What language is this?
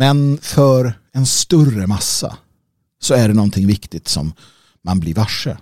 Swedish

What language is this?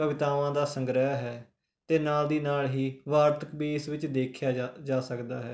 Punjabi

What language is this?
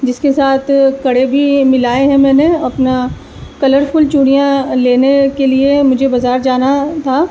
Urdu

